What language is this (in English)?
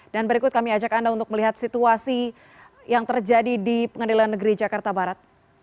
Indonesian